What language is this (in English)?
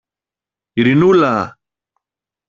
Greek